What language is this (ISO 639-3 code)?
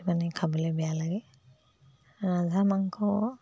asm